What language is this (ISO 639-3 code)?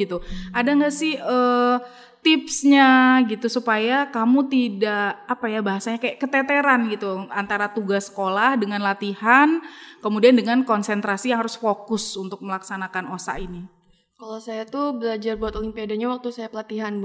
ind